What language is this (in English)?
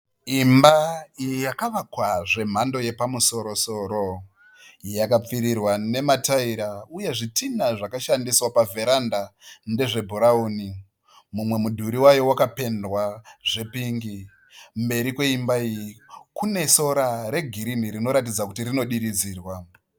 Shona